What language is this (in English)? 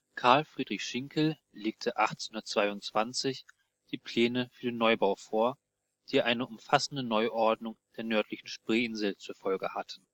German